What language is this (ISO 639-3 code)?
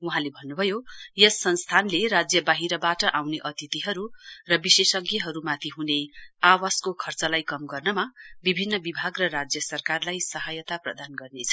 nep